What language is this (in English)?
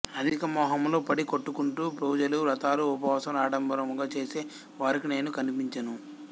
Telugu